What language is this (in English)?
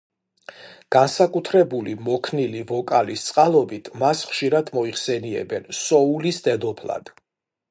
Georgian